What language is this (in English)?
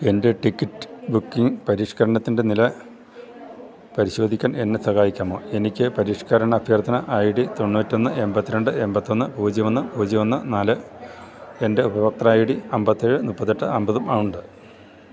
Malayalam